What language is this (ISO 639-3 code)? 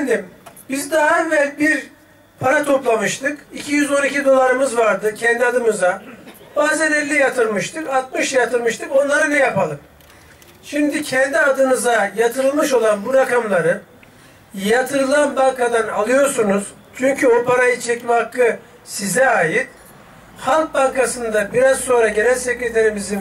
tur